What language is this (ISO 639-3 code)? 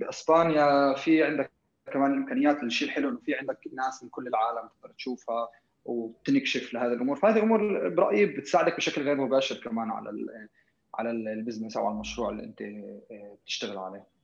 ara